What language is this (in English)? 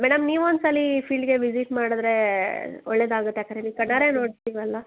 Kannada